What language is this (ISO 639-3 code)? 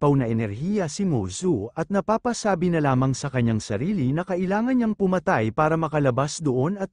fil